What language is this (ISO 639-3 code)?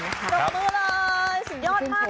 tha